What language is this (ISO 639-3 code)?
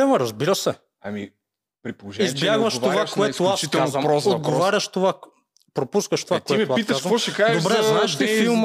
bul